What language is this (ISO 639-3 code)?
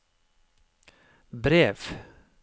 nor